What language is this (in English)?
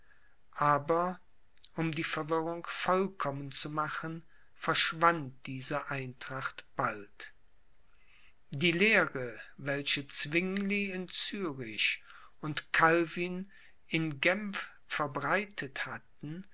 German